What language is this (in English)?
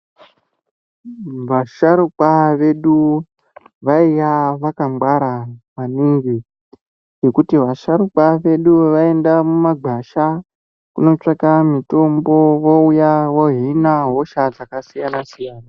Ndau